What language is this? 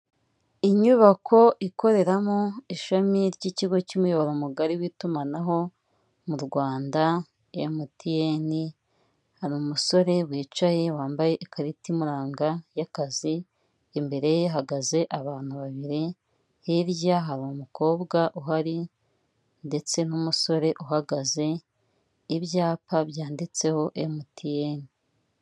Kinyarwanda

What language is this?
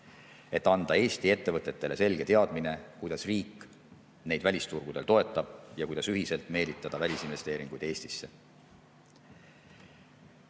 Estonian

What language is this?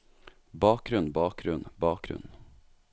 Norwegian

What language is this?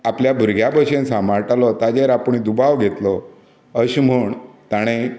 Konkani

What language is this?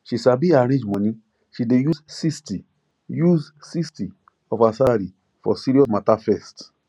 Nigerian Pidgin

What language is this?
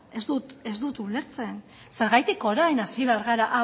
Basque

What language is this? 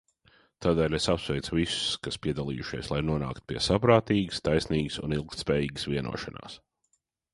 Latvian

